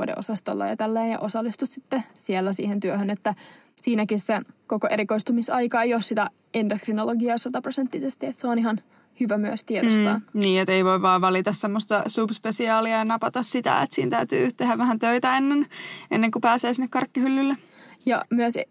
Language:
Finnish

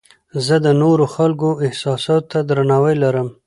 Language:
Pashto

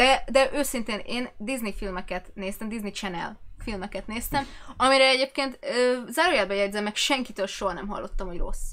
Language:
Hungarian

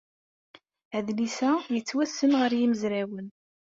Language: Kabyle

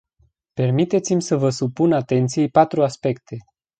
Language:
Romanian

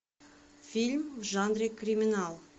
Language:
Russian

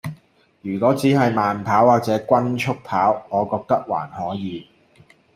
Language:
Cantonese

